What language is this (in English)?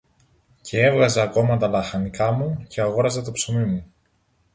Greek